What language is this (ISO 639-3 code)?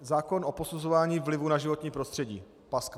ces